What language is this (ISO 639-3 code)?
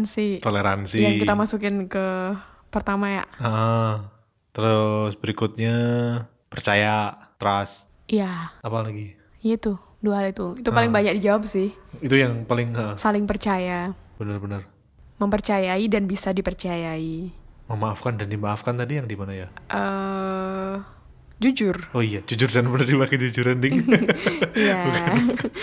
ind